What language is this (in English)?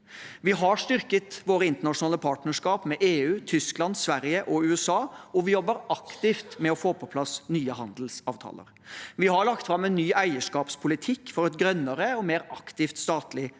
Norwegian